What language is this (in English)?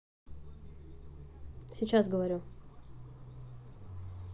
Russian